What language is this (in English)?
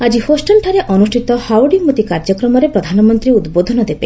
Odia